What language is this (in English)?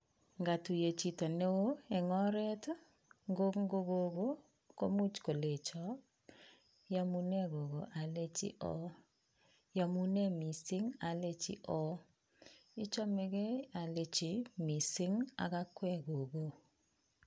Kalenjin